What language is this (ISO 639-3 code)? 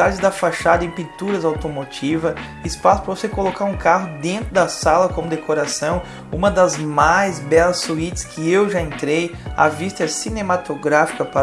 por